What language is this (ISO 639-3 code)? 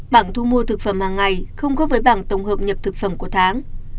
vie